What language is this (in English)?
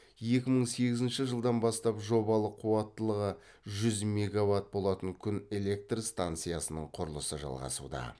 Kazakh